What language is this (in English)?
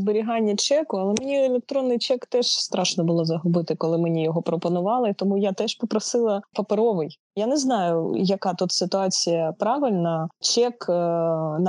Ukrainian